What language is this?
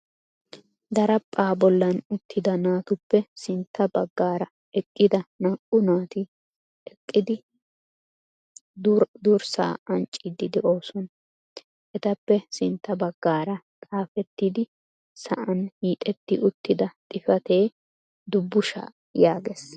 Wolaytta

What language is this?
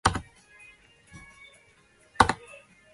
Chinese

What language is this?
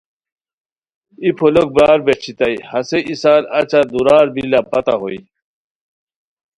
Khowar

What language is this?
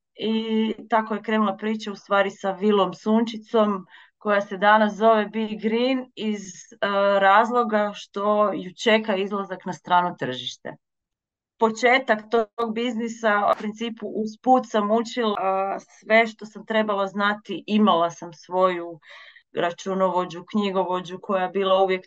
Croatian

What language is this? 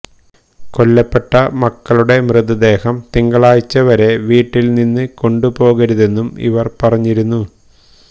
Malayalam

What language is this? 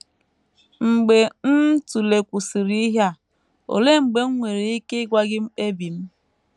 Igbo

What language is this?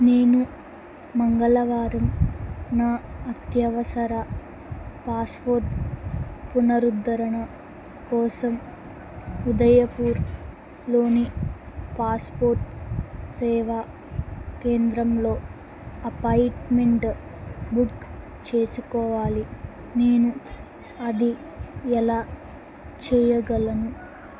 Telugu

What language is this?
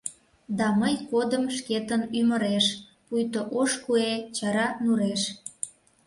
Mari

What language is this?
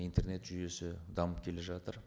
Kazakh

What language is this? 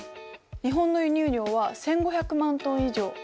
Japanese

